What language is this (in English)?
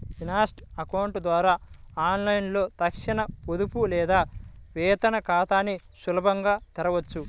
Telugu